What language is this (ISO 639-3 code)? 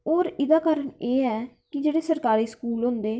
doi